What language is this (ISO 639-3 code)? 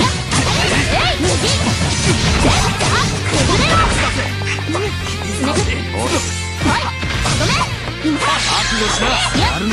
jpn